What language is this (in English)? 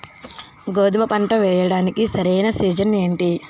Telugu